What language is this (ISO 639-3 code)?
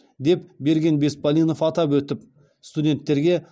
kaz